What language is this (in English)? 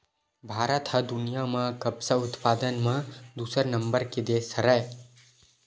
Chhattisgarhi